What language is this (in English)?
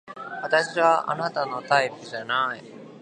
Japanese